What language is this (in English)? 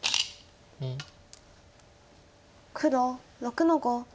Japanese